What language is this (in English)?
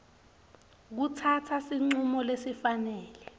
Swati